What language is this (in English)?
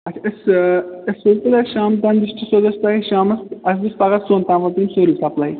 Kashmiri